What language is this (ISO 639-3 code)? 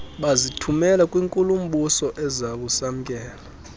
xho